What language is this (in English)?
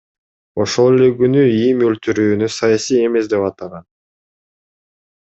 Kyrgyz